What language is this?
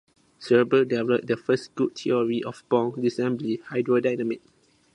English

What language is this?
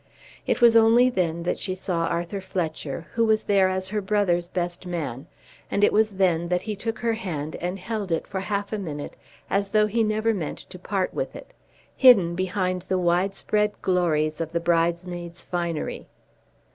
English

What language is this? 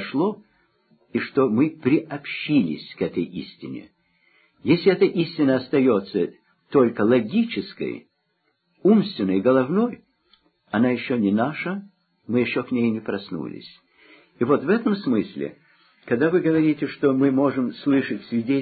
Russian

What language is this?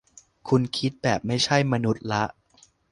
Thai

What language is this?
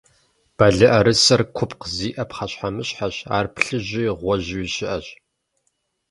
Kabardian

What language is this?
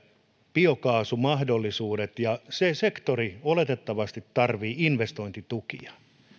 Finnish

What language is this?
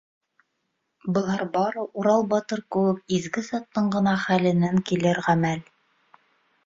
Bashkir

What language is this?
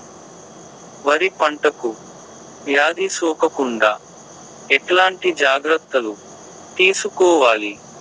Telugu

